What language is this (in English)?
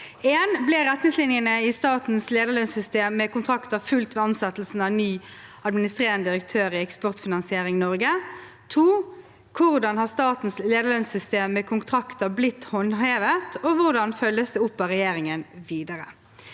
Norwegian